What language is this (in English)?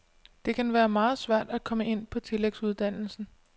Danish